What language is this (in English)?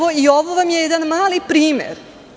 Serbian